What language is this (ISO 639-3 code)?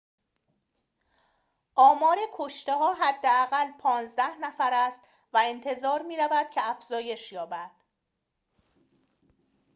fas